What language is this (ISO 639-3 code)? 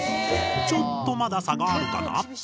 jpn